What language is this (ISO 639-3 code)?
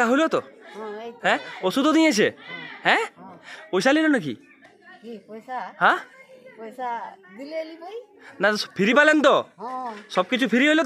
ben